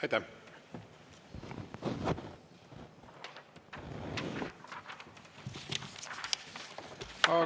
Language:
Estonian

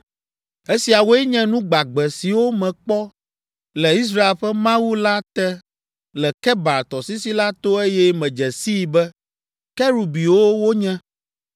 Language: Ewe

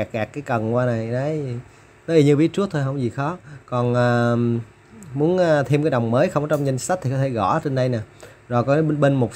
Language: Vietnamese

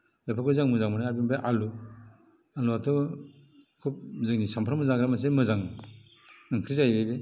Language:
Bodo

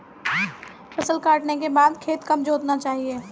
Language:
Hindi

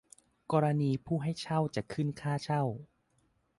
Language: Thai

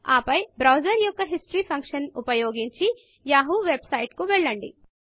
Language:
Telugu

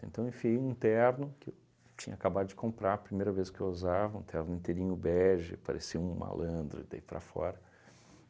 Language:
Portuguese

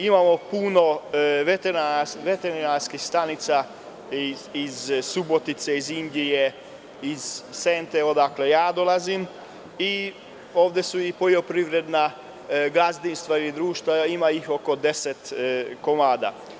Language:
Serbian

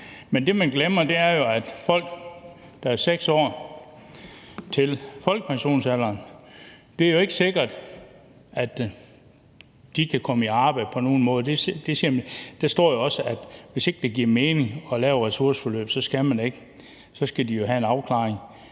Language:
Danish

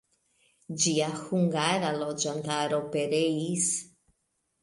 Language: Esperanto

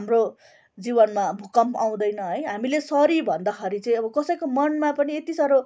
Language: Nepali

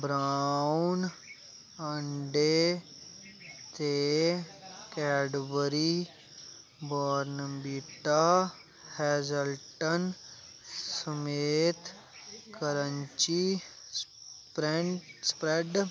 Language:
Dogri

